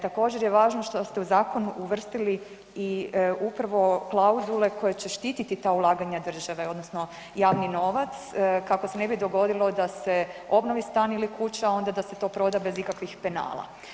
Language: Croatian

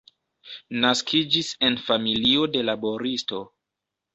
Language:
Esperanto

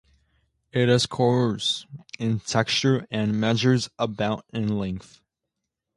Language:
English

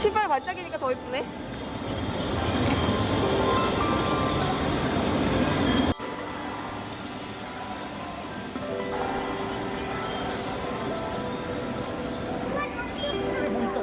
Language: Korean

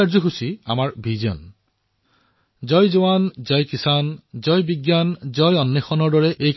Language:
Assamese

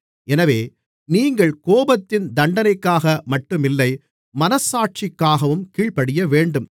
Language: Tamil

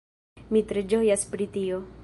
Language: Esperanto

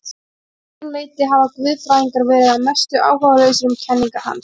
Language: Icelandic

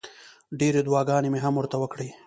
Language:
Pashto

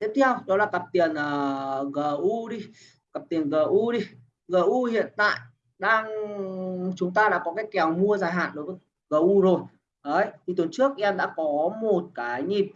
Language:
Vietnamese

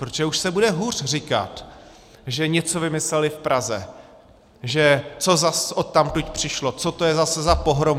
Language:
Czech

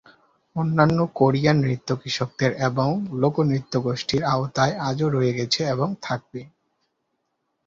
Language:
Bangla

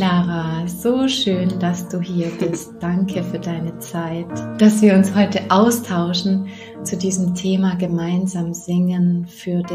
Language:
German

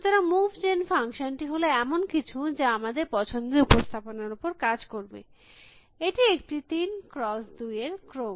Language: Bangla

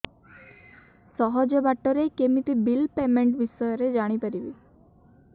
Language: Odia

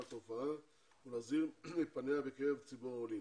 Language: Hebrew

